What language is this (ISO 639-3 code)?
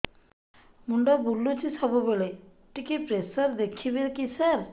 ori